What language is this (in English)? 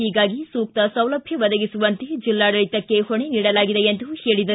Kannada